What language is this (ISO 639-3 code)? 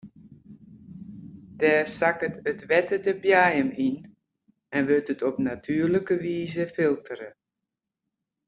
fry